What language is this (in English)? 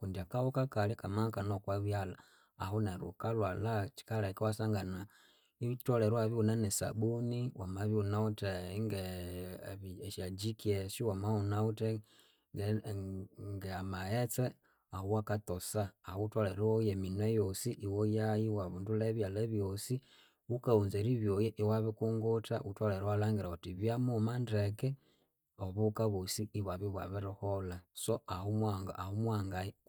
Konzo